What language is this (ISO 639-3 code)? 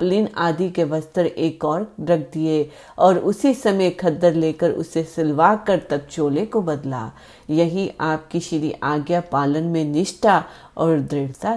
hin